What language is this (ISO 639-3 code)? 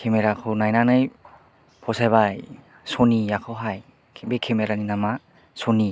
brx